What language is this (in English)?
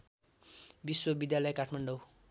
Nepali